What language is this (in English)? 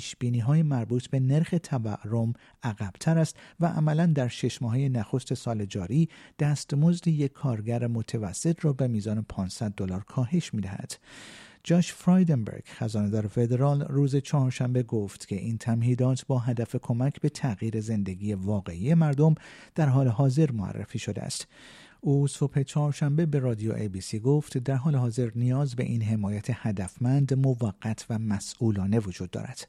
Persian